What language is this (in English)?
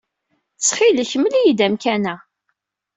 Kabyle